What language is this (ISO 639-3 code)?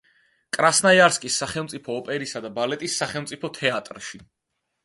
kat